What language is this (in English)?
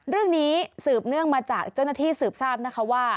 Thai